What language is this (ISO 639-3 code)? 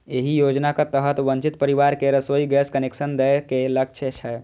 mai